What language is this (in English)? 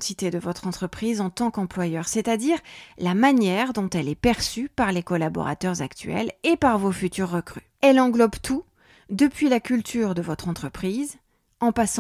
French